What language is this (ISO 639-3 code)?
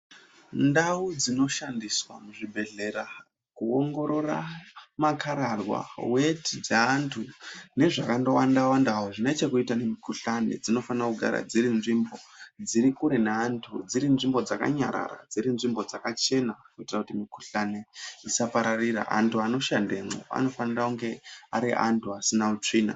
ndc